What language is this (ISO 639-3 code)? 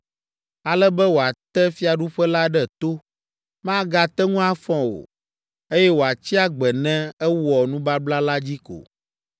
ewe